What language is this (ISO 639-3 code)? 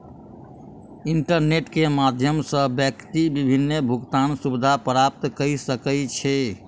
mai